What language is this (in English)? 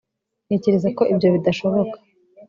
Kinyarwanda